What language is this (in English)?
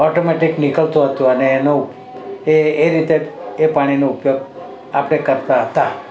Gujarati